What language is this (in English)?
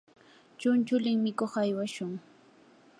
Yanahuanca Pasco Quechua